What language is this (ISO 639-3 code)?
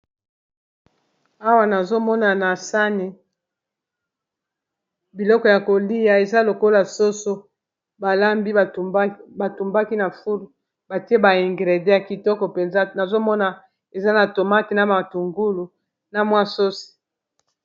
lin